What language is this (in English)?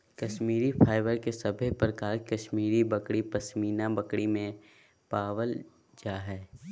Magahi